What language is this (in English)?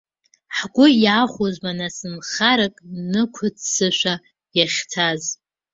Abkhazian